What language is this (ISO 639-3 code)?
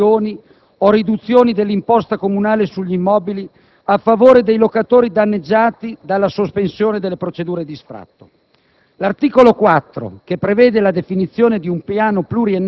ita